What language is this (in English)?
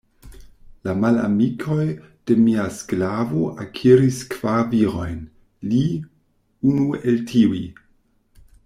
Esperanto